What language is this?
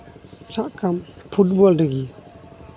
Santali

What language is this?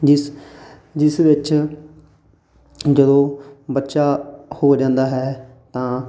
Punjabi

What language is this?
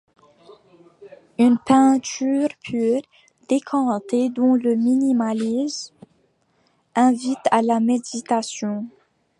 French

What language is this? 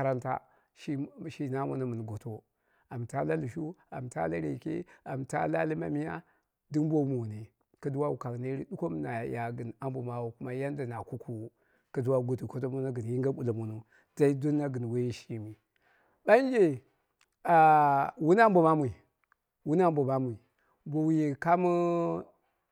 Dera (Nigeria)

